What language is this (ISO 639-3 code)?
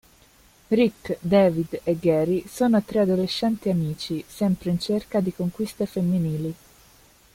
ita